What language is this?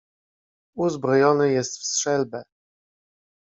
Polish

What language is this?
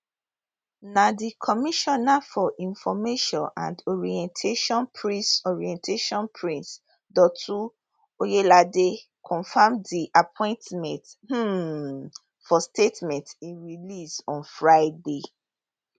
Nigerian Pidgin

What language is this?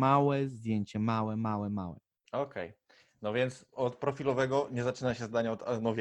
Polish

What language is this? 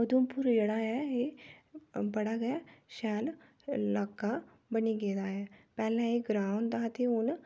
Dogri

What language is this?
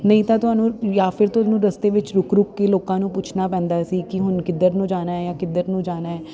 Punjabi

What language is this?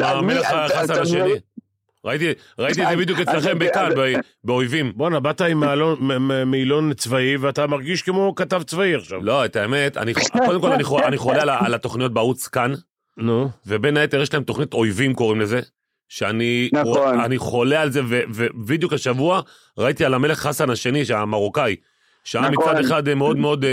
Hebrew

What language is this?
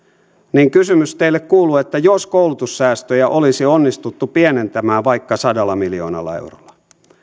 Finnish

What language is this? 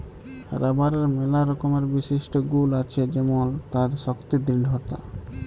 Bangla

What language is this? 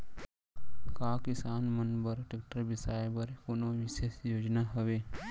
Chhattisgarhi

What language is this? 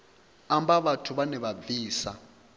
Venda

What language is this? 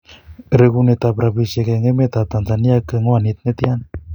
Kalenjin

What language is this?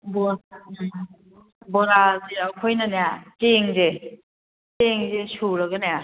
Manipuri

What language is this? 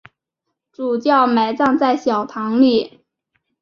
Chinese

